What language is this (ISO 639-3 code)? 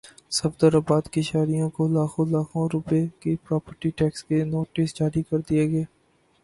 urd